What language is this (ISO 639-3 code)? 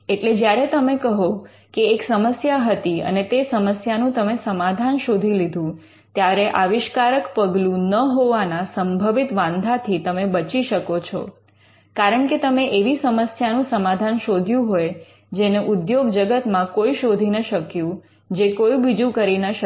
guj